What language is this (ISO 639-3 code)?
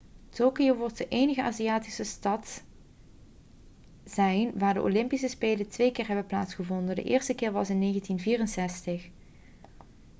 nld